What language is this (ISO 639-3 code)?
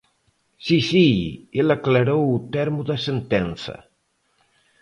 glg